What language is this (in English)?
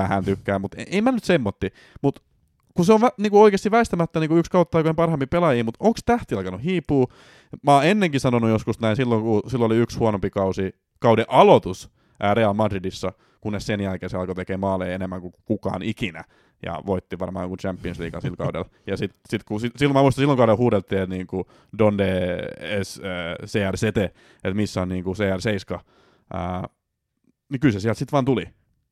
Finnish